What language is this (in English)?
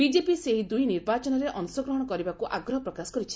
Odia